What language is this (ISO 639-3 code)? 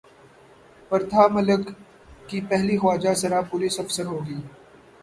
urd